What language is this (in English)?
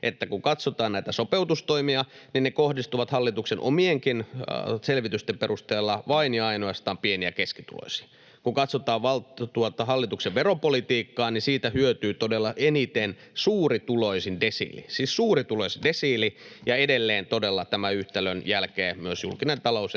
Finnish